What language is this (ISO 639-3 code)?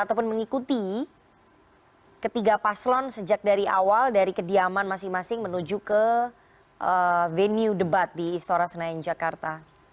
ind